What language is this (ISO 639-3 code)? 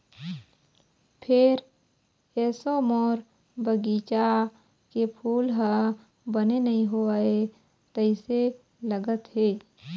hne